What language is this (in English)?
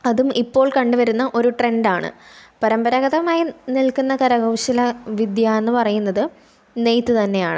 Malayalam